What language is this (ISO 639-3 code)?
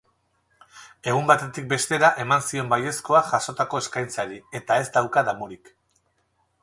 eus